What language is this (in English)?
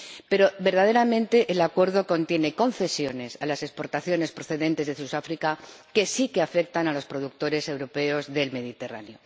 Spanish